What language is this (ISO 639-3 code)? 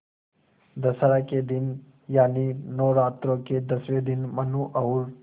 hin